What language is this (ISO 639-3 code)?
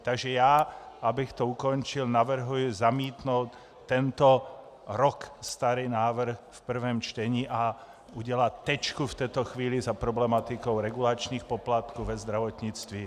ces